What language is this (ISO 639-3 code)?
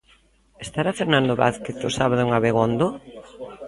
glg